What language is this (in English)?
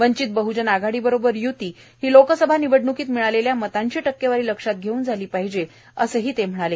Marathi